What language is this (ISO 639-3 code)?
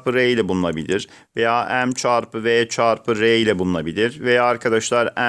tur